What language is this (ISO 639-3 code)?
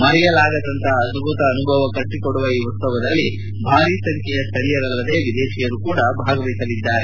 kan